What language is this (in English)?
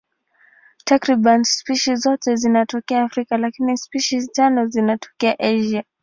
Swahili